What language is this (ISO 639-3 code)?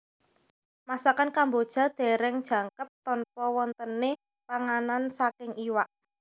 jav